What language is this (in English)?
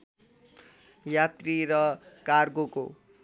Nepali